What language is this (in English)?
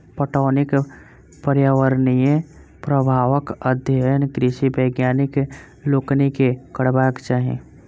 Maithili